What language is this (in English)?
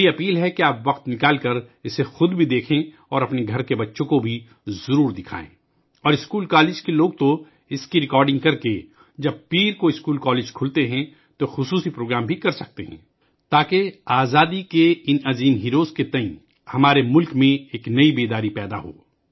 Urdu